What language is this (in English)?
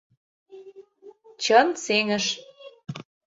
Mari